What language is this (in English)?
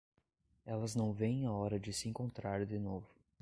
Portuguese